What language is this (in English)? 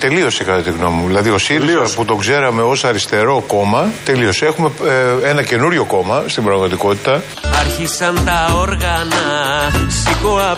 Greek